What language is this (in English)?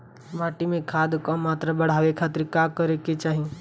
Bhojpuri